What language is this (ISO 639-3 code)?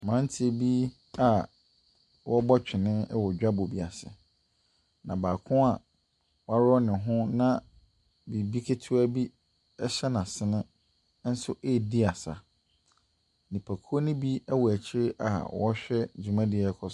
aka